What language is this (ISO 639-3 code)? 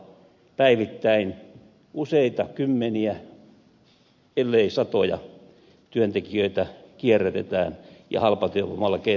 fin